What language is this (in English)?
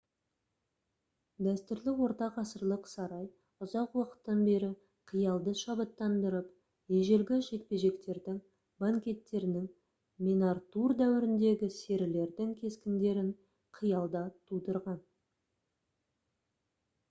Kazakh